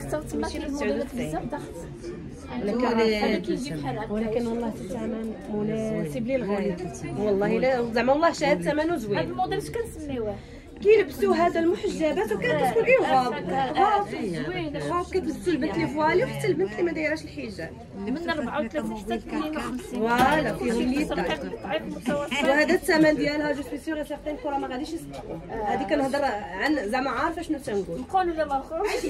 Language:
Arabic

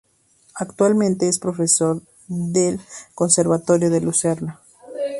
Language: Spanish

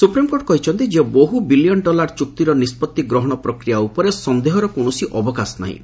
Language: Odia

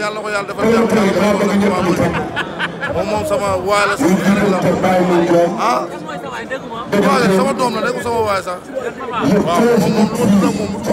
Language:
Arabic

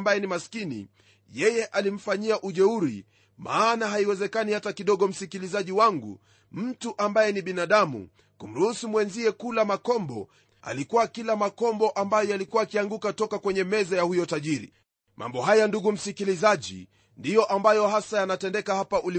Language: Swahili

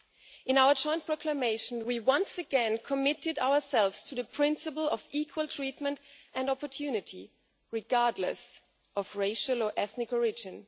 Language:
English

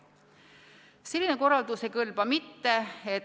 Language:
Estonian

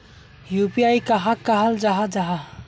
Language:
Magahi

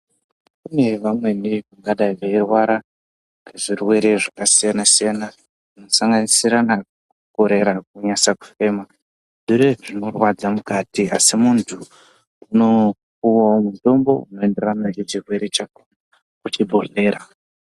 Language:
Ndau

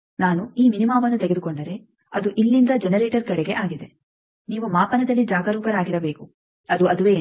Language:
Kannada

